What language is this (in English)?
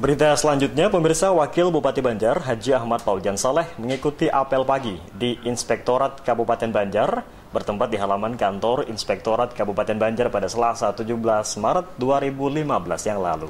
Indonesian